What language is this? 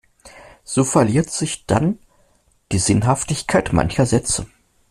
German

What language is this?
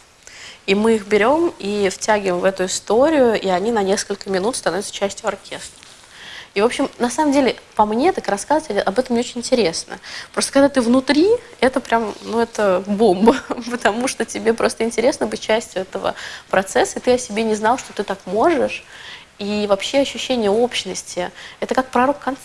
Russian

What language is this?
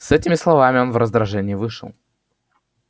Russian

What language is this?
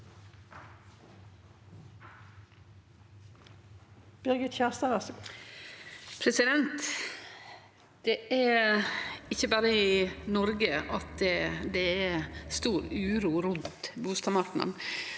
Norwegian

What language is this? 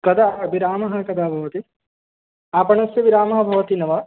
Sanskrit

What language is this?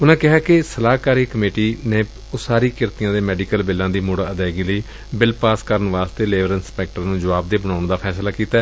Punjabi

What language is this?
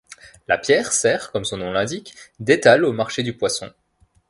French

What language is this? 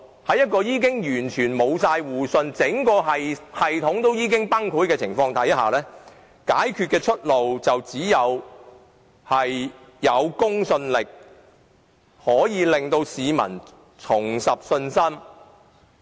Cantonese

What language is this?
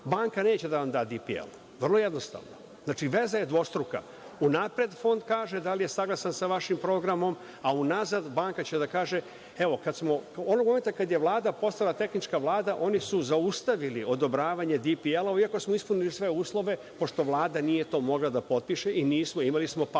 Serbian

